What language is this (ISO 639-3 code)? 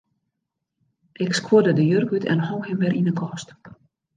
fry